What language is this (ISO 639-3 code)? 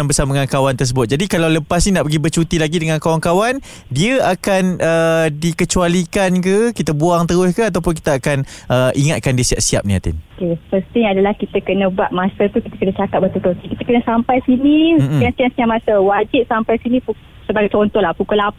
msa